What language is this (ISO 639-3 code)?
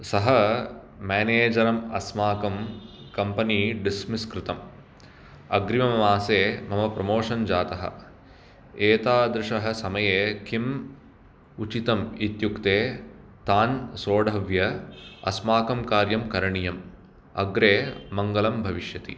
san